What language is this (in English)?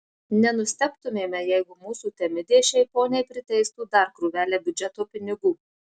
Lithuanian